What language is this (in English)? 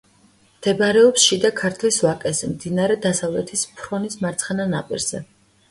Georgian